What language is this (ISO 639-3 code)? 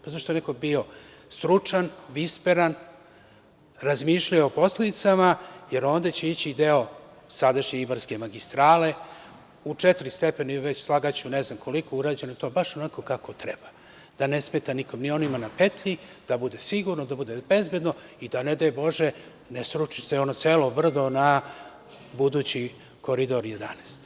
srp